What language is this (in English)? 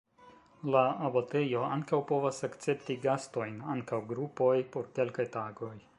Esperanto